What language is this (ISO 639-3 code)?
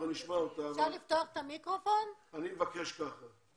heb